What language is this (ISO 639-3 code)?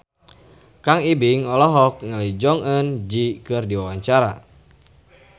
sun